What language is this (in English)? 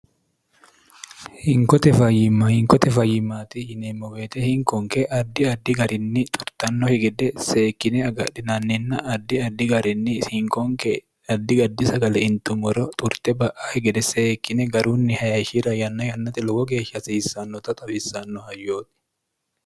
Sidamo